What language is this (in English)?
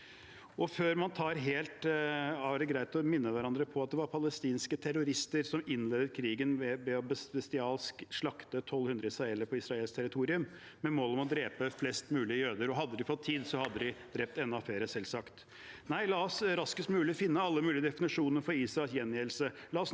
Norwegian